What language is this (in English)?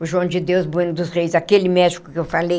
Portuguese